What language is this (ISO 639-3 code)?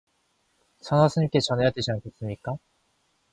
kor